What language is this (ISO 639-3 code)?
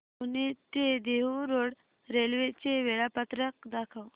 mar